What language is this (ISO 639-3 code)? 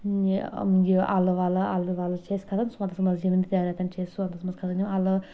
kas